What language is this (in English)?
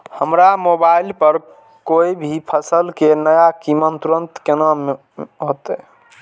Maithili